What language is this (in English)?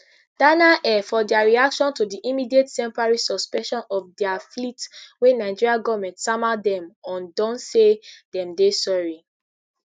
Nigerian Pidgin